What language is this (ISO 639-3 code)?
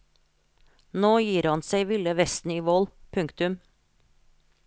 nor